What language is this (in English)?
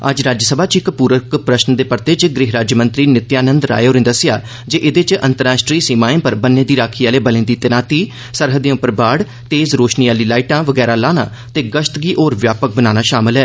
Dogri